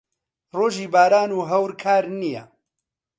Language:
Central Kurdish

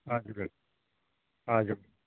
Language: Nepali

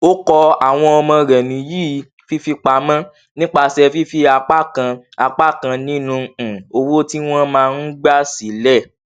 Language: Yoruba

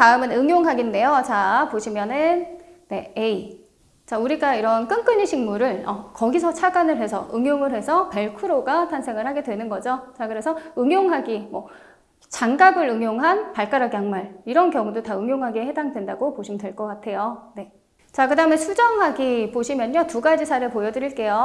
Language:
Korean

